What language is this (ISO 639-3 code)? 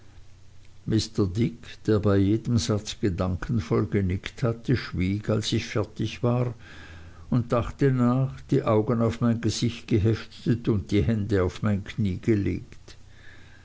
deu